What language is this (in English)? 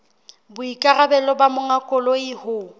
Southern Sotho